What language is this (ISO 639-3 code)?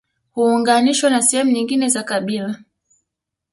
swa